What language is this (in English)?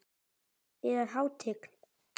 Icelandic